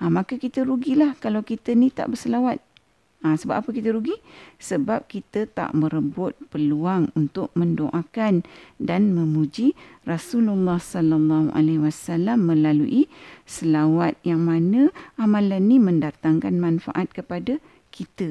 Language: Malay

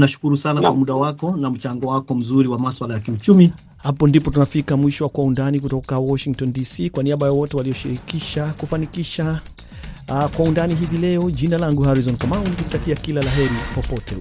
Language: Swahili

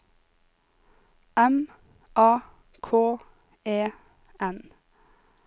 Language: Norwegian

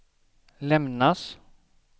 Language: Swedish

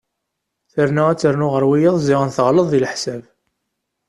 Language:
Kabyle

